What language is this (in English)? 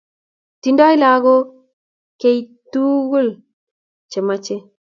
Kalenjin